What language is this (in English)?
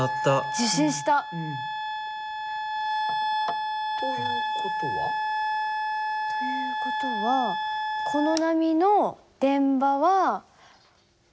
Japanese